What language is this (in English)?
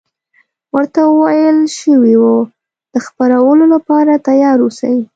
Pashto